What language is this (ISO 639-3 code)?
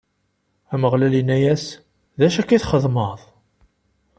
kab